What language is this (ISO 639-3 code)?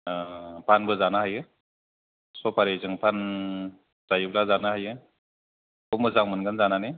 brx